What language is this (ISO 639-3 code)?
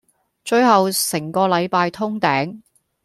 yue